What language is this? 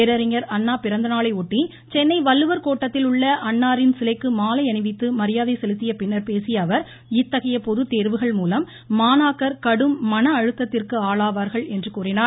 Tamil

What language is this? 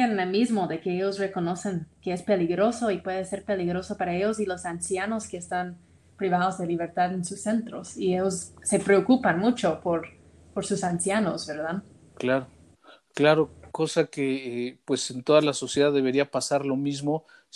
Spanish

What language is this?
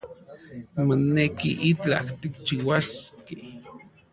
Central Puebla Nahuatl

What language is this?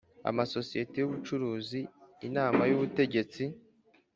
Kinyarwanda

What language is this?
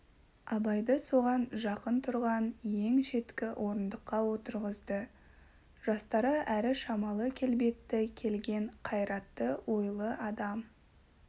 Kazakh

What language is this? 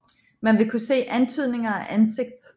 Danish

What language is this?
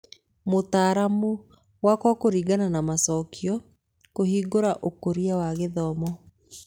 Kikuyu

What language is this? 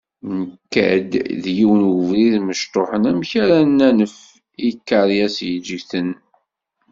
Kabyle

